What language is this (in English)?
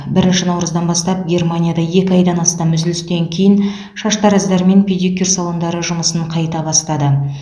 Kazakh